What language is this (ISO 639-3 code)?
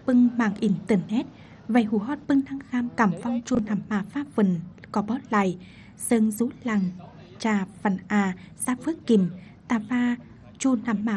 vie